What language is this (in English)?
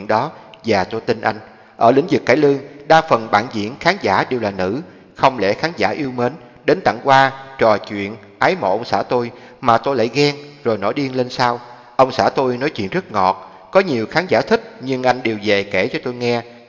Vietnamese